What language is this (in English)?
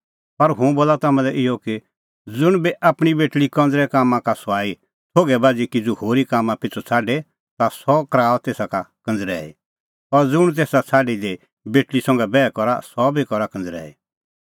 Kullu Pahari